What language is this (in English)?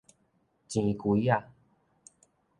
Min Nan Chinese